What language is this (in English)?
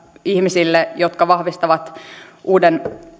Finnish